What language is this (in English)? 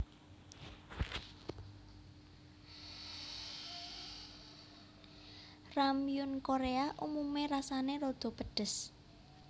Javanese